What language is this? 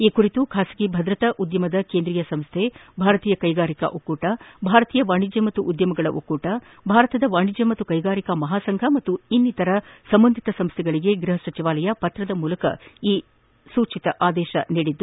Kannada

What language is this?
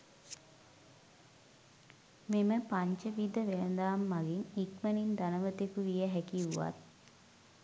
Sinhala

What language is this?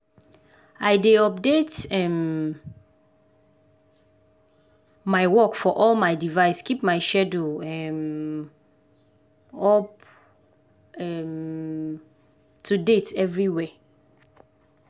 Nigerian Pidgin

